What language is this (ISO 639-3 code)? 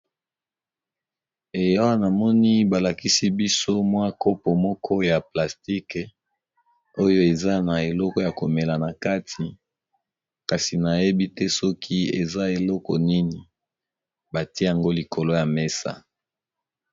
lin